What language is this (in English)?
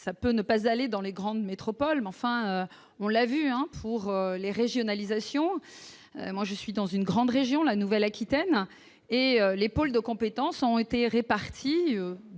French